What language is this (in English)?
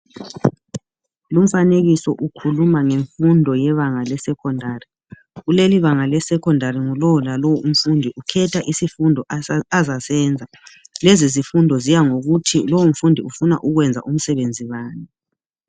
North Ndebele